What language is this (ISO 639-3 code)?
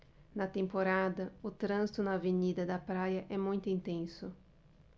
por